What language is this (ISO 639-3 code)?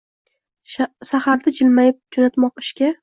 uzb